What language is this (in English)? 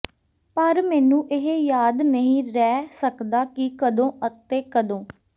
Punjabi